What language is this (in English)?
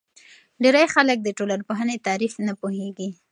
Pashto